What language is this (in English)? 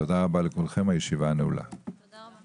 Hebrew